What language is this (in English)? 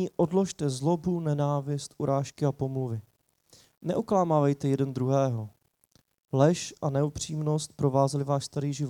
Czech